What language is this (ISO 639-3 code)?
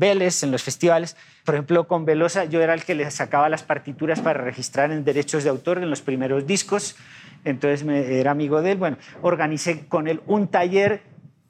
spa